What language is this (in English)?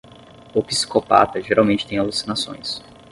Portuguese